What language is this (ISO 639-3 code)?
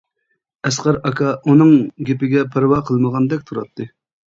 uig